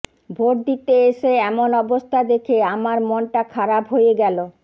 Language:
Bangla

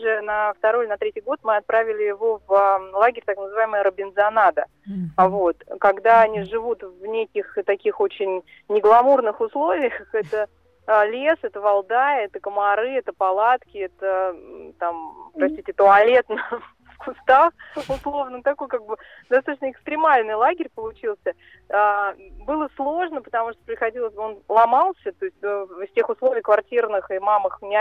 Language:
Russian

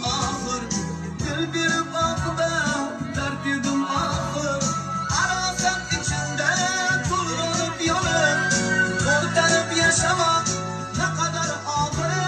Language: Turkish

